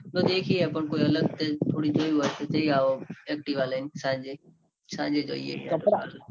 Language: Gujarati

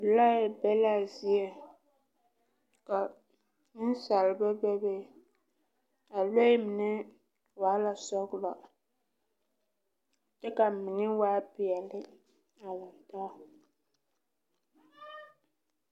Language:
Southern Dagaare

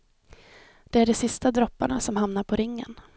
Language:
Swedish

